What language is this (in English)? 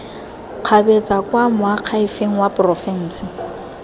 Tswana